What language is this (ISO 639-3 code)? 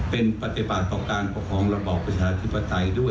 tha